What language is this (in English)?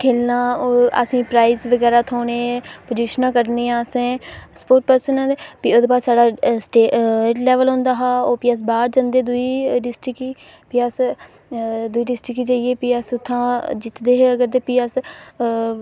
Dogri